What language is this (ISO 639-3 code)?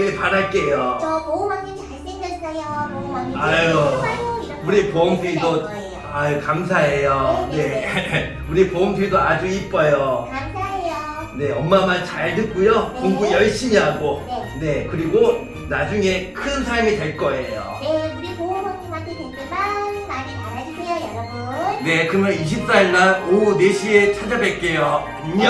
kor